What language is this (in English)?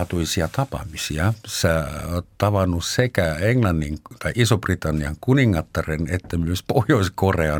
Finnish